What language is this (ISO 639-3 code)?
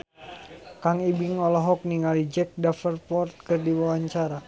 sun